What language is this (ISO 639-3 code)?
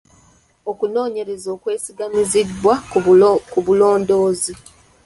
lug